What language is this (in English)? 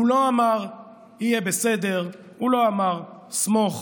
Hebrew